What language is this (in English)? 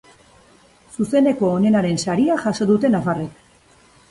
Basque